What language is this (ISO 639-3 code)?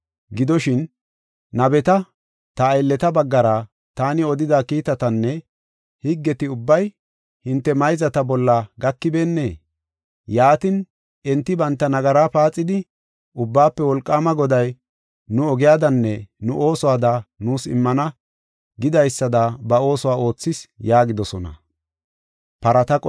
gof